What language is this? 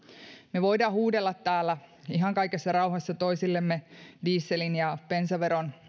Finnish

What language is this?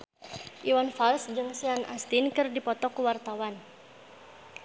Sundanese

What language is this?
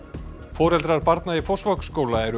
Icelandic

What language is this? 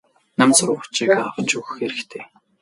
Mongolian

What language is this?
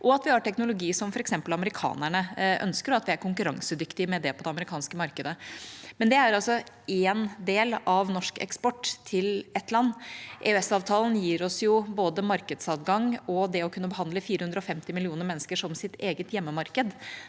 Norwegian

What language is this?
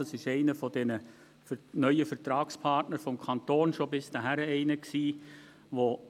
Swiss German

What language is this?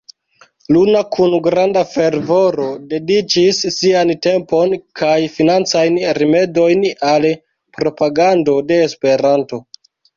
Esperanto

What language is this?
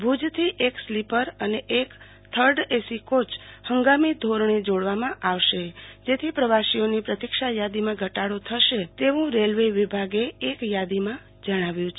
Gujarati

